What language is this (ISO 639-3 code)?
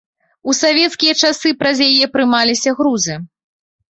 bel